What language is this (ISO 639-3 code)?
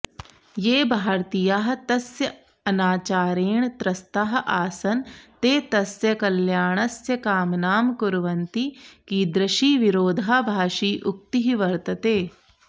san